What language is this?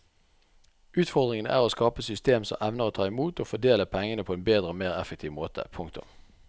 Norwegian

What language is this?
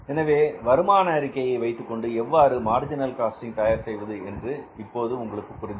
Tamil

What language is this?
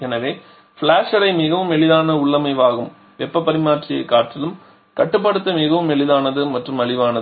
Tamil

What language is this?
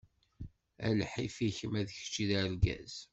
Kabyle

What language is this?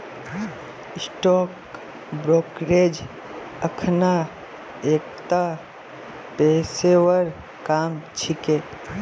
Magahi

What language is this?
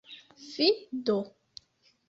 Esperanto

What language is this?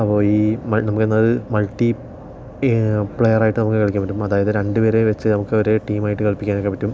Malayalam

